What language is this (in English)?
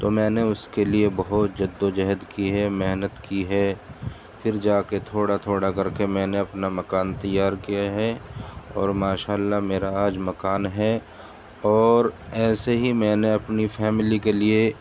Urdu